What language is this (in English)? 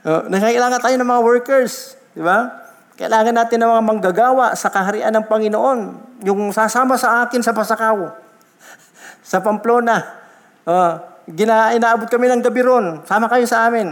Filipino